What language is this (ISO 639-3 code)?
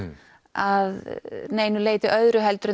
isl